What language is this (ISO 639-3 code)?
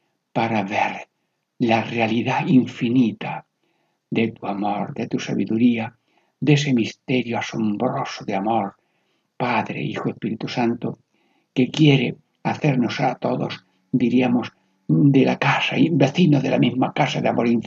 spa